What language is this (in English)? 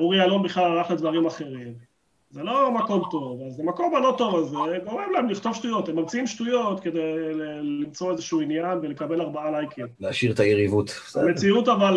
Hebrew